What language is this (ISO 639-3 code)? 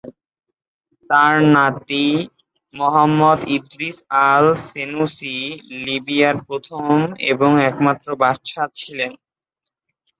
ben